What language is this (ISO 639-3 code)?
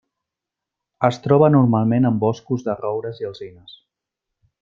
cat